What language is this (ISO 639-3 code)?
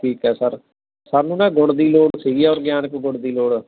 pan